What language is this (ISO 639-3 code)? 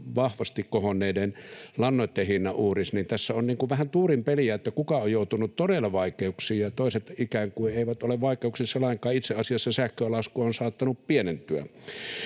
fin